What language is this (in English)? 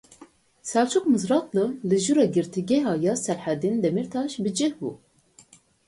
Kurdish